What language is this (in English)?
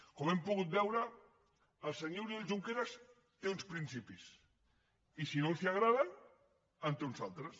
Catalan